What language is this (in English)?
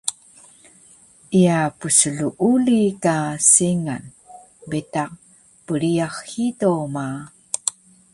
Taroko